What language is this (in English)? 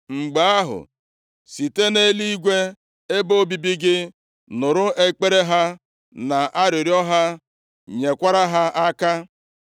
Igbo